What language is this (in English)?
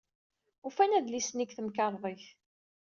Kabyle